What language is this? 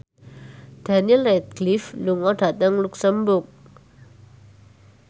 Javanese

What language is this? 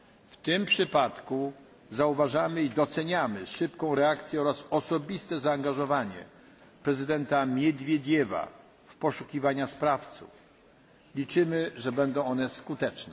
Polish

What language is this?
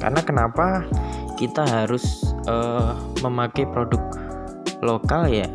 Indonesian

